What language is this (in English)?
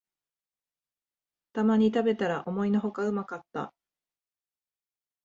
Japanese